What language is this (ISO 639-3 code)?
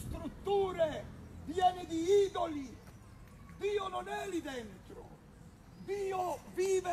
ita